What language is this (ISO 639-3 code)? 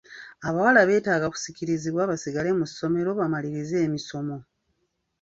lug